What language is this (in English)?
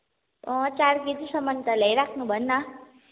Nepali